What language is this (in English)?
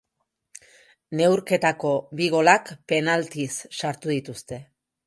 Basque